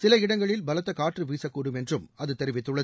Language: Tamil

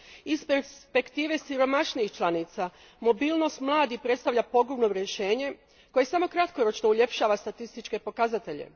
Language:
Croatian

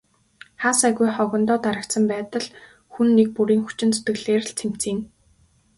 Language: Mongolian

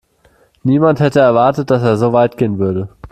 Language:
German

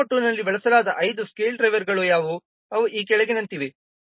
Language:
Kannada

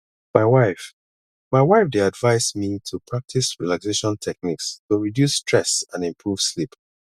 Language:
Nigerian Pidgin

